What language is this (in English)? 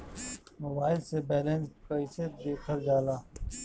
Bhojpuri